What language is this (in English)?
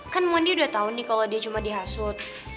Indonesian